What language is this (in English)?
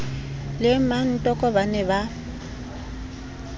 Southern Sotho